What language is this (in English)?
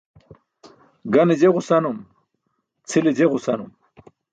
Burushaski